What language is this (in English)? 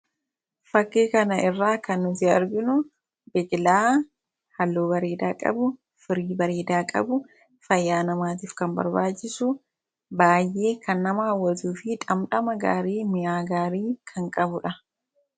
Oromo